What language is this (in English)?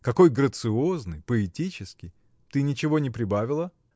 Russian